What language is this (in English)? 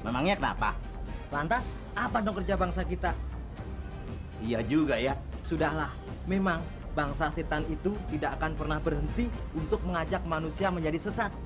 Indonesian